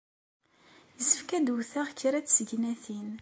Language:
Kabyle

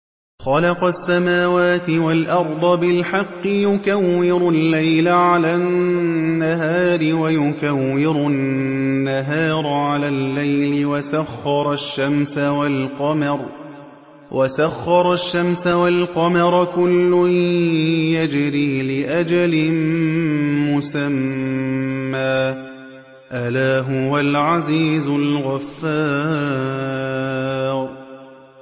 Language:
Arabic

